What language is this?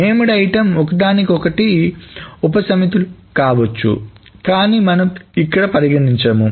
Telugu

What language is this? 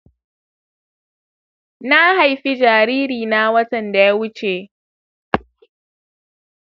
Hausa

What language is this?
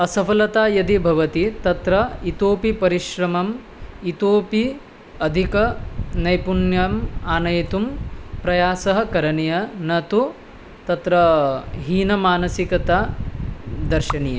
Sanskrit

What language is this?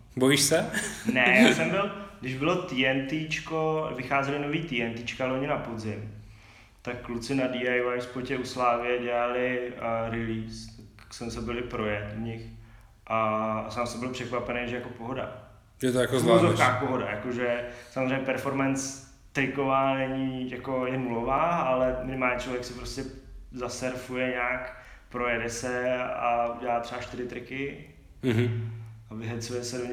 Czech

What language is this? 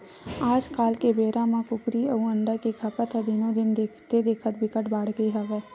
Chhattisgarhi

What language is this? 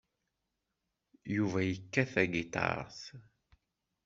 Kabyle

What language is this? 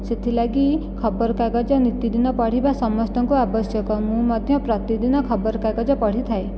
Odia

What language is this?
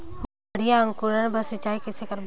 Chhattisgarhi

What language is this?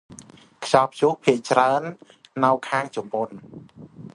Khmer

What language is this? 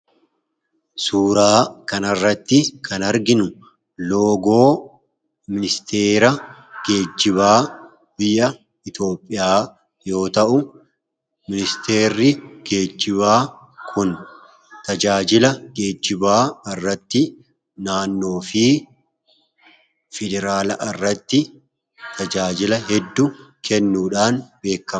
Oromo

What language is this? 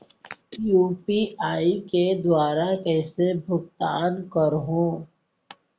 Chhattisgarhi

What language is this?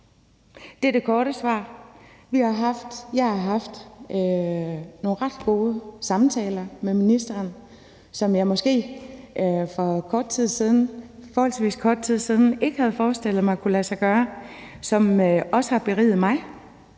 Danish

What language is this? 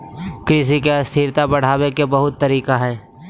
Magahi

